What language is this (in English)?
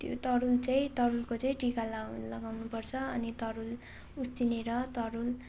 Nepali